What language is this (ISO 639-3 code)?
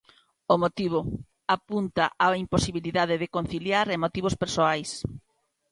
glg